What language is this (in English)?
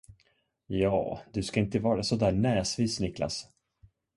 Swedish